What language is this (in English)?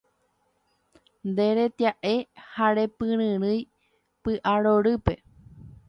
Guarani